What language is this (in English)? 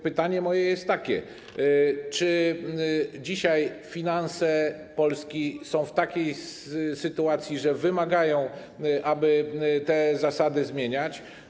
Polish